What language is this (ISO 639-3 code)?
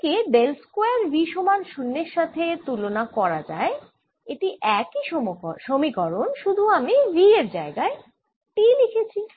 ben